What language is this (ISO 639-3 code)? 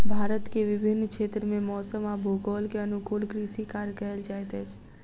mai